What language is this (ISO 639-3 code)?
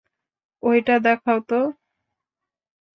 ben